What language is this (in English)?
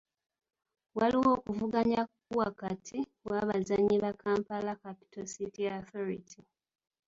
Ganda